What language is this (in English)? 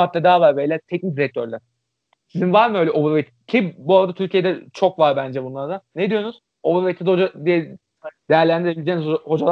Turkish